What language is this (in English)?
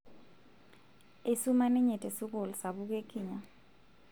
Masai